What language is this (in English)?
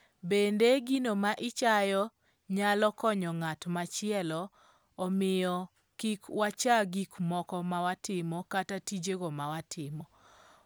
Luo (Kenya and Tanzania)